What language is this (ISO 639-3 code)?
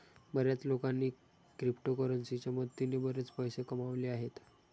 mar